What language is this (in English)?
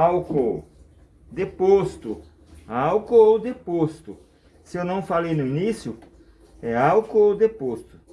Portuguese